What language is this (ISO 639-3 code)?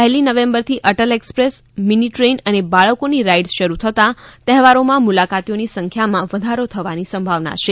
guj